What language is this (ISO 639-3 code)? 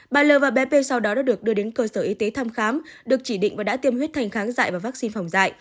vie